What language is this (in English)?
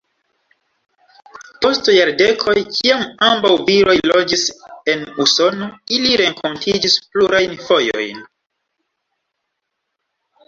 Esperanto